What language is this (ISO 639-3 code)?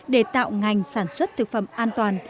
vie